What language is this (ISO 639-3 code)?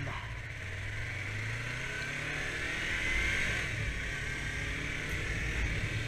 tur